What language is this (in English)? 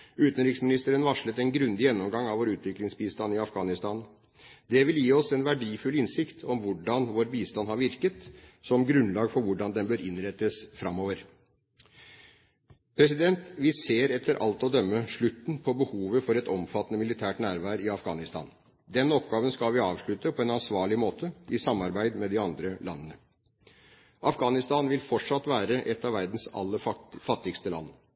Norwegian Bokmål